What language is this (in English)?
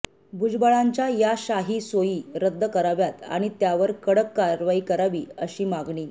Marathi